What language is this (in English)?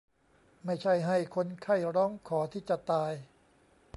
Thai